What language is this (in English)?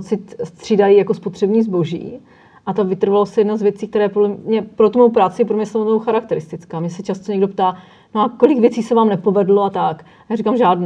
Czech